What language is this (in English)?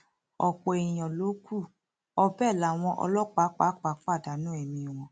Yoruba